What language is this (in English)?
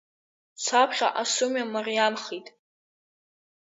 Abkhazian